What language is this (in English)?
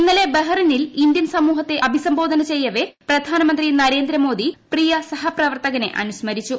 Malayalam